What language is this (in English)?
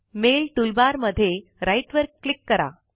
Marathi